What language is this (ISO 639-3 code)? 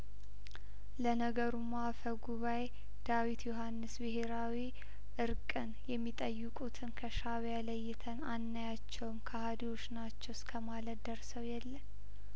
amh